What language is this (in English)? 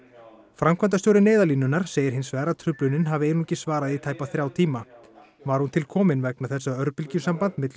Icelandic